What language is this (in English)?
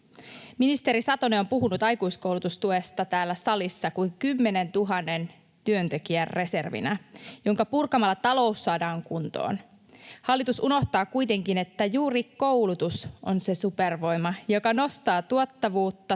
Finnish